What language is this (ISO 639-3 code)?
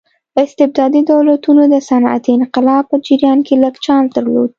pus